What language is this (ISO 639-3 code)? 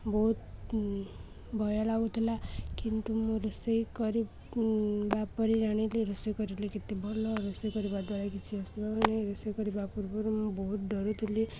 ori